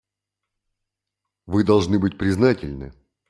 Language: Russian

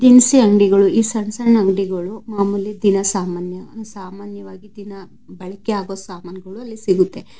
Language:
Kannada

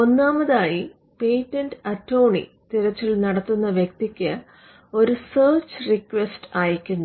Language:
Malayalam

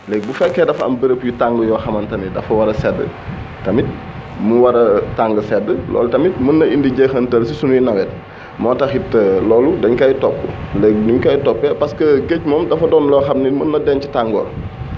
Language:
Wolof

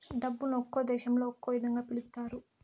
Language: Telugu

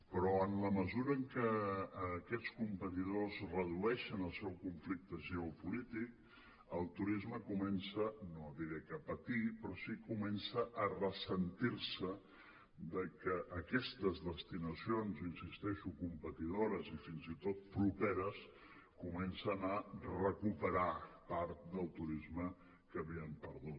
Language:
Catalan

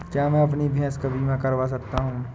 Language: Hindi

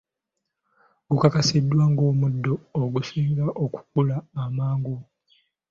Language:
Ganda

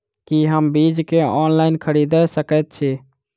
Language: Maithili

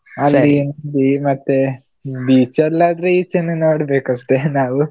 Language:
Kannada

